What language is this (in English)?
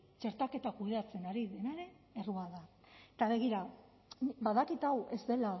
Basque